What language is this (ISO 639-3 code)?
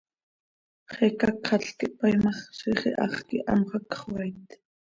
sei